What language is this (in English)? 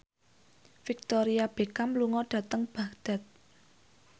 Javanese